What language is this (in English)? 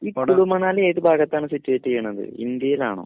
Malayalam